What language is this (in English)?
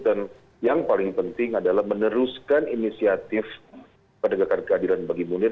Indonesian